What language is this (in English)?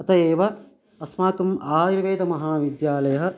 Sanskrit